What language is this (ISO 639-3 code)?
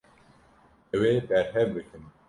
kur